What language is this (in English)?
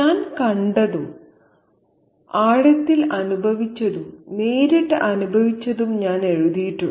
Malayalam